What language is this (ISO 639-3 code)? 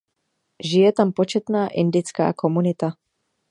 ces